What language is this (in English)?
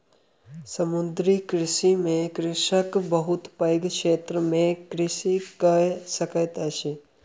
Maithili